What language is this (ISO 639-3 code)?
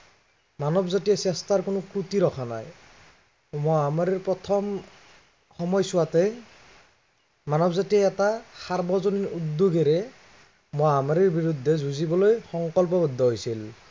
asm